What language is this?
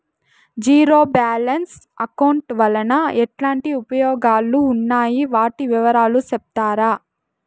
Telugu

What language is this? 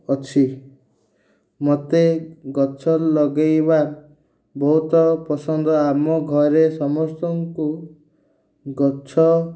Odia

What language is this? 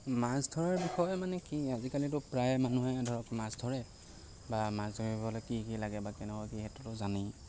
Assamese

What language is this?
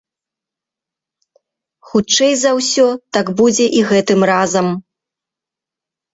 Belarusian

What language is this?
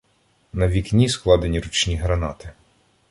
Ukrainian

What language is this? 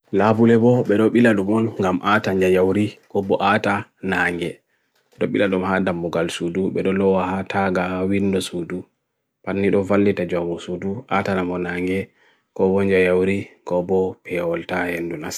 Bagirmi Fulfulde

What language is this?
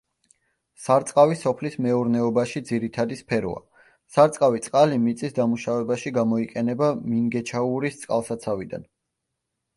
Georgian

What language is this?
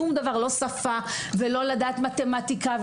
Hebrew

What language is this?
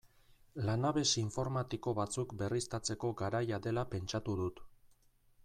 Basque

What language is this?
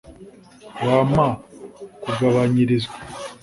Kinyarwanda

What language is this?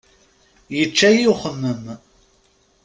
Kabyle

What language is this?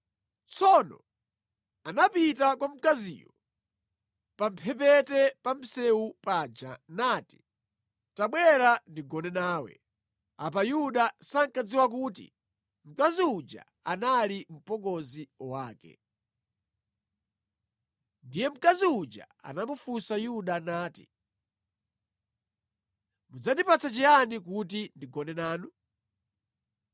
Nyanja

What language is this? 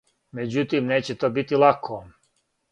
Serbian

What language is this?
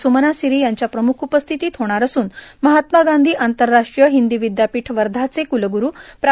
Marathi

